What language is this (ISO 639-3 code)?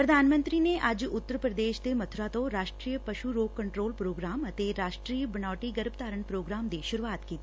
pan